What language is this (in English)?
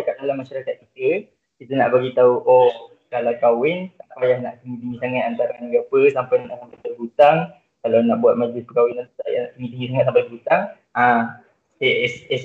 Malay